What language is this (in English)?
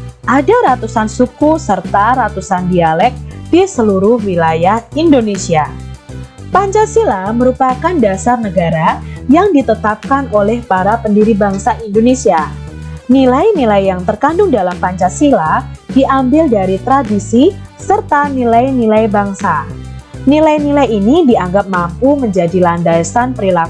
Indonesian